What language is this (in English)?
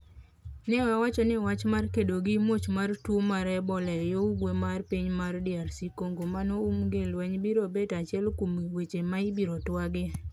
Luo (Kenya and Tanzania)